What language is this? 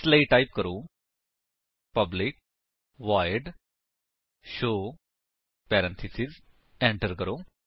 Punjabi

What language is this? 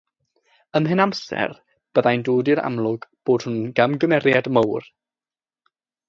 Welsh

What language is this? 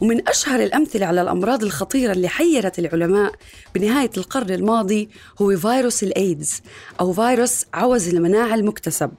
Arabic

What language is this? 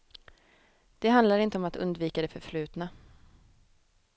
Swedish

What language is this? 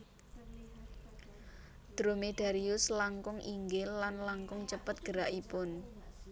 Javanese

